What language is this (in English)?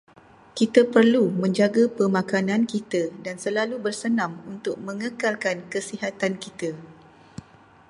Malay